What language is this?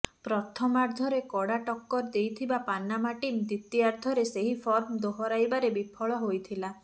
Odia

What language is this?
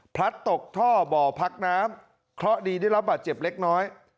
Thai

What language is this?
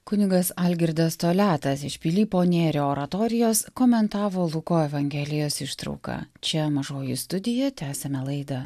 Lithuanian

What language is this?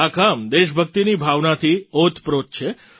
Gujarati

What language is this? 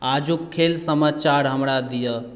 Maithili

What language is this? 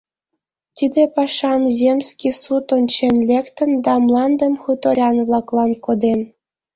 Mari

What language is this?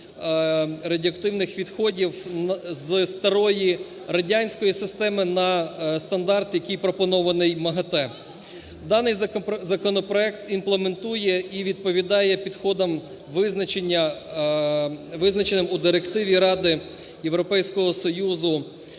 Ukrainian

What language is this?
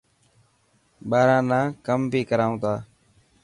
Dhatki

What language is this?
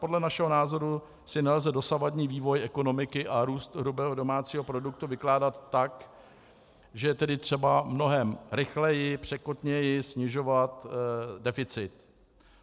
Czech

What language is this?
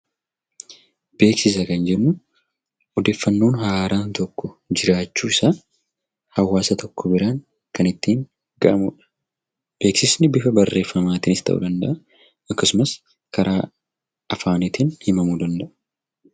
Oromo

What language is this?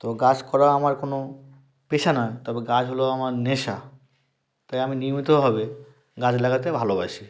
Bangla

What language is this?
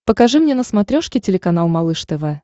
Russian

